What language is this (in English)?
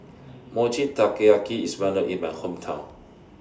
English